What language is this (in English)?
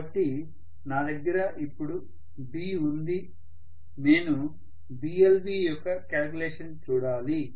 Telugu